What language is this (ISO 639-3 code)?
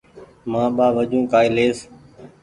gig